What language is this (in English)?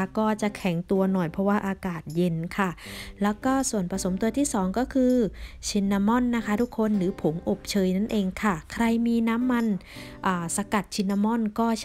Thai